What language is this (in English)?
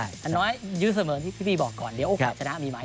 Thai